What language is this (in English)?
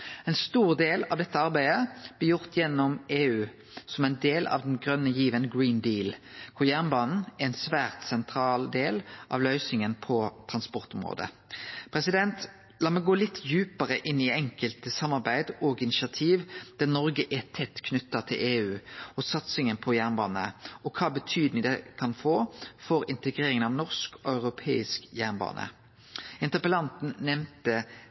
Norwegian Nynorsk